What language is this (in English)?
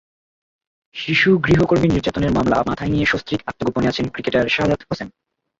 Bangla